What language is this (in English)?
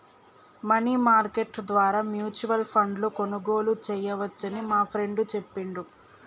Telugu